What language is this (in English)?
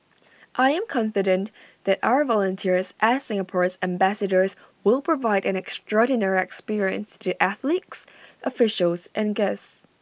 English